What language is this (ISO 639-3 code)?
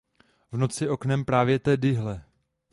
ces